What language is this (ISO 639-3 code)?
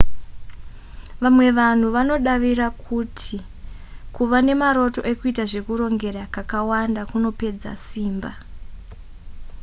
sna